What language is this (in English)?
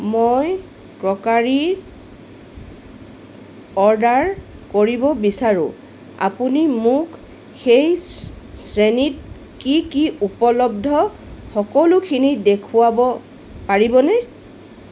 Assamese